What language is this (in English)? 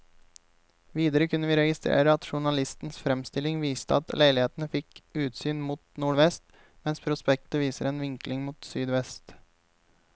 Norwegian